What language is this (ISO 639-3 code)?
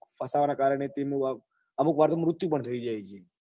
guj